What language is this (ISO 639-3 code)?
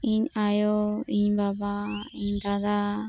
sat